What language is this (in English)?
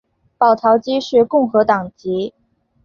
Chinese